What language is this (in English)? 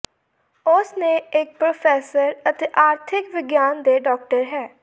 Punjabi